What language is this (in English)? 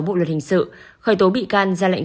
Vietnamese